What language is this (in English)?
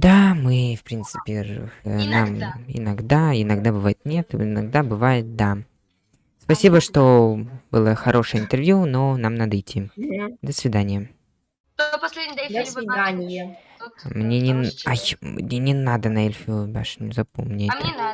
Russian